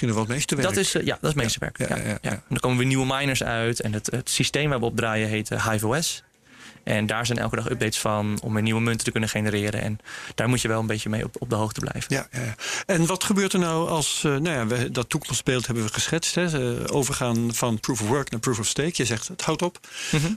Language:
Dutch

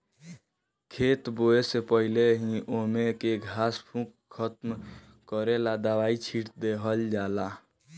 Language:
Bhojpuri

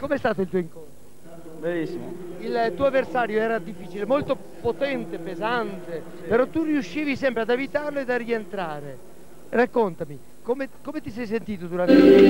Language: Italian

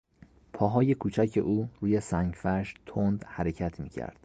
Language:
Persian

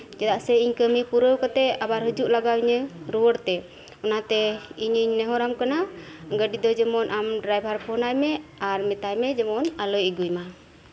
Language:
Santali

